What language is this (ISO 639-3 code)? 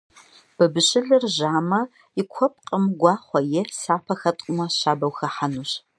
kbd